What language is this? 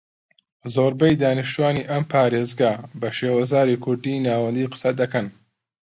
Central Kurdish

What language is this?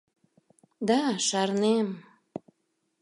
Mari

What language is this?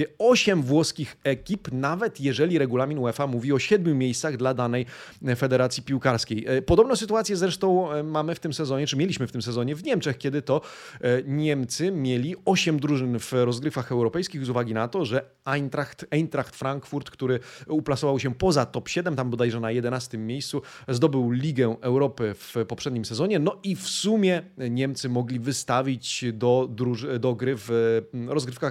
Polish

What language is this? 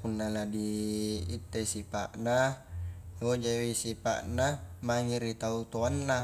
Highland Konjo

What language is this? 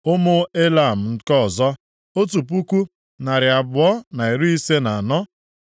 Igbo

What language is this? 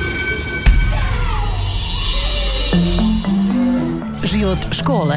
Croatian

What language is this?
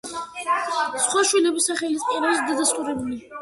Georgian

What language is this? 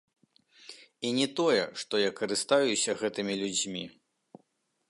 Belarusian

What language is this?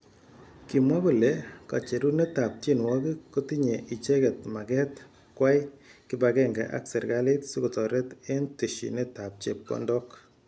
Kalenjin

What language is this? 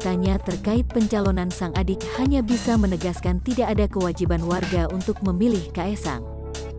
Indonesian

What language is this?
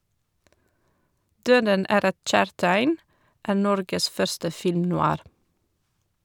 Norwegian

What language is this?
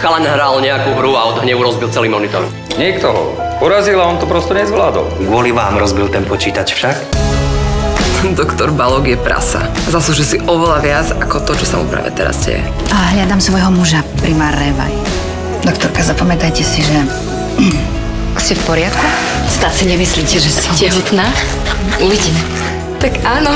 Czech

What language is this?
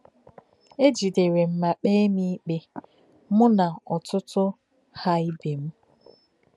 Igbo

